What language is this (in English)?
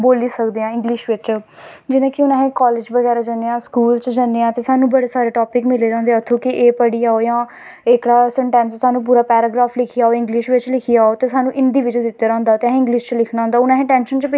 Dogri